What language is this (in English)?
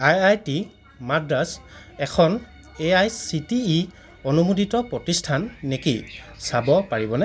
Assamese